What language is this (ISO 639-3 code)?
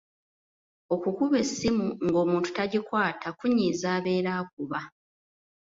lug